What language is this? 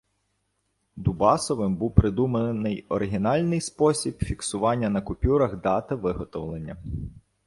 Ukrainian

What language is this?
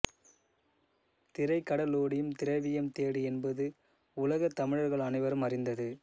Tamil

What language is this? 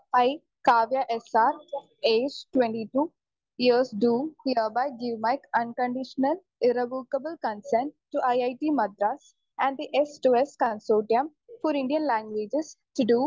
Malayalam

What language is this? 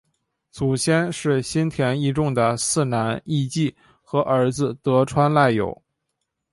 Chinese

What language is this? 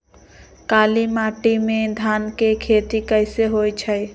Magahi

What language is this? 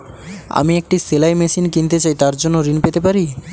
Bangla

